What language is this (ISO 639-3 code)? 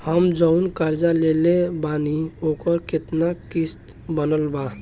bho